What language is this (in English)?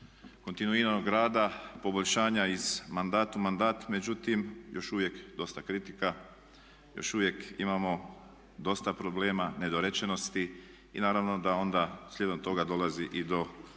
Croatian